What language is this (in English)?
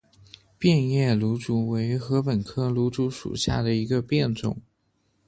Chinese